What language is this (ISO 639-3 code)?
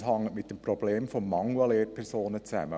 gsw